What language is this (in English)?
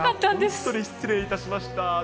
Japanese